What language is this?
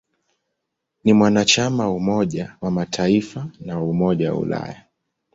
Swahili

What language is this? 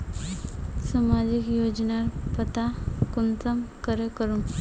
Magahi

